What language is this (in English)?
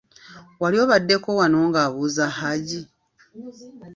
Ganda